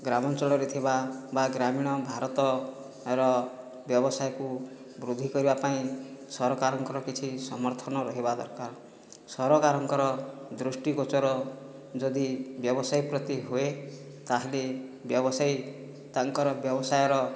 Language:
Odia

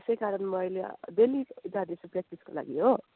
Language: Nepali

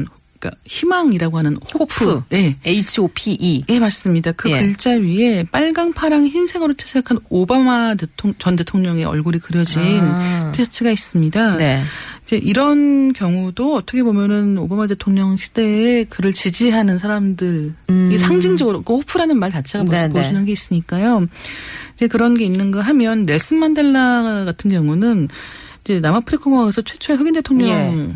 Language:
Korean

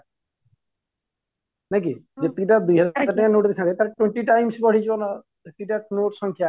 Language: Odia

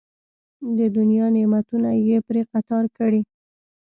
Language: Pashto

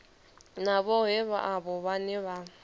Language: Venda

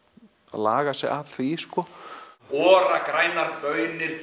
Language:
Icelandic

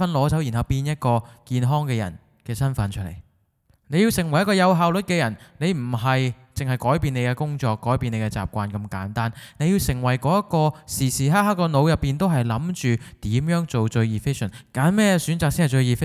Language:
Chinese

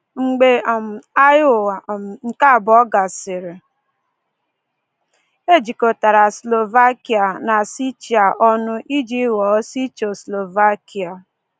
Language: Igbo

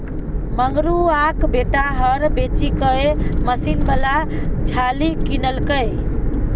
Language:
Maithili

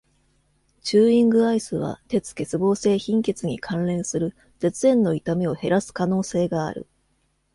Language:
Japanese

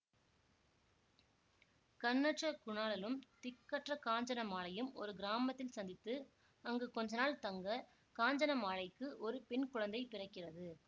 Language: Tamil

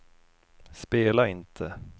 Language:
Swedish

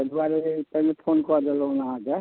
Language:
Maithili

